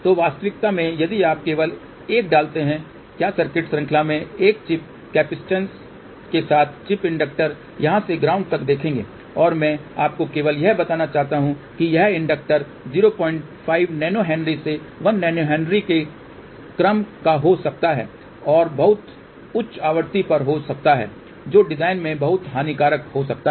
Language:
Hindi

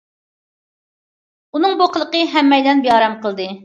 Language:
Uyghur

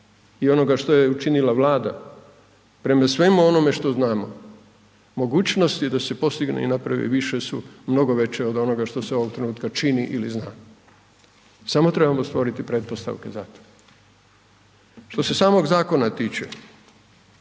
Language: Croatian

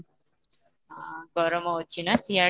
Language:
Odia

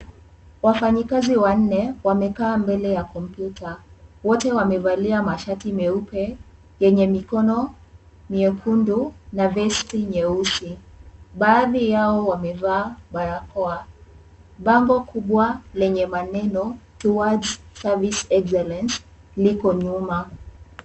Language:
Swahili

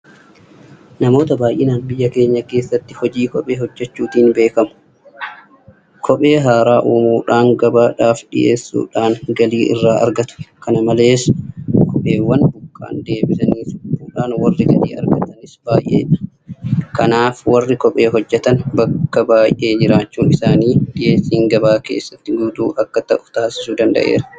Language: Oromo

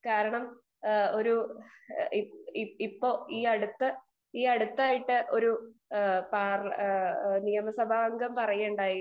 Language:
Malayalam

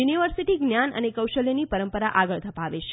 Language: Gujarati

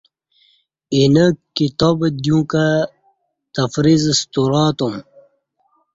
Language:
Kati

